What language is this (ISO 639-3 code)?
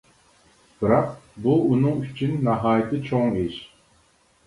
uig